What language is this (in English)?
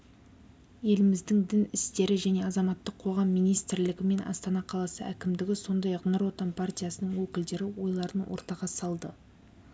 Kazakh